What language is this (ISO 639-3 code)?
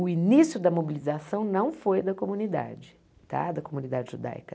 por